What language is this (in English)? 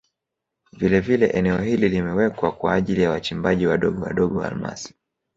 Swahili